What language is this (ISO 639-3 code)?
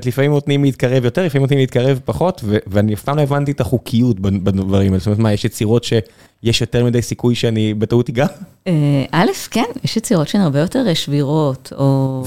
heb